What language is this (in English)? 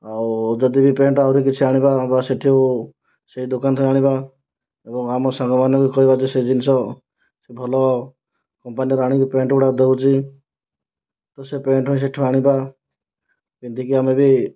Odia